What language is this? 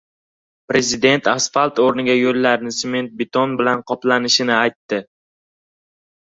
Uzbek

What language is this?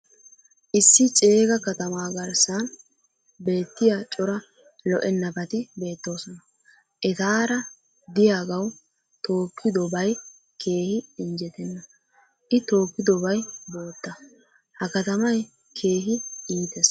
Wolaytta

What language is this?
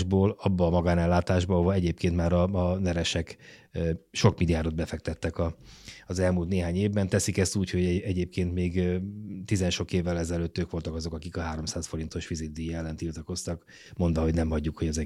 Hungarian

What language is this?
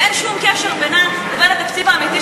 Hebrew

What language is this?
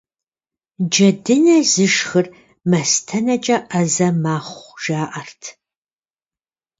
Kabardian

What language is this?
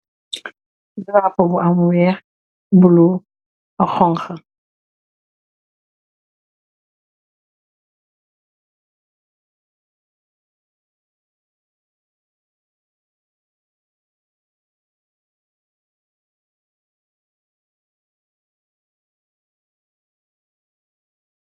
Wolof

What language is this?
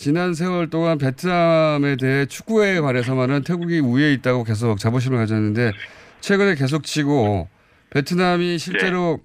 Korean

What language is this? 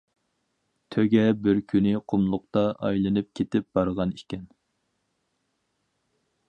Uyghur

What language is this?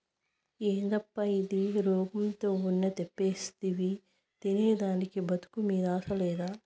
Telugu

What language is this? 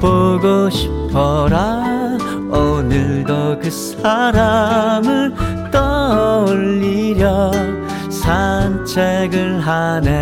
Korean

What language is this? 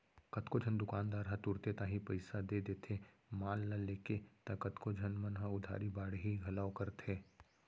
Chhattisgarhi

